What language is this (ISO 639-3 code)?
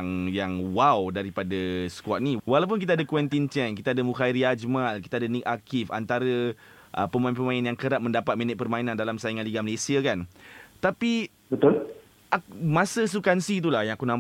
msa